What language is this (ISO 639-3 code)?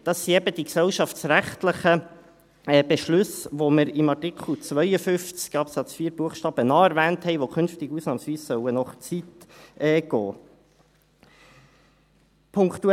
gsw